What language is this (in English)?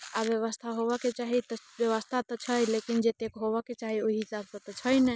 Maithili